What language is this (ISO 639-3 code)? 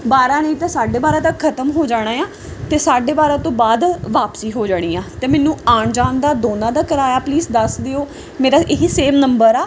pan